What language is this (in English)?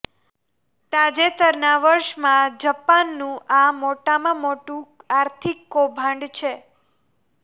Gujarati